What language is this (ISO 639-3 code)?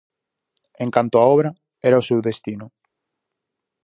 glg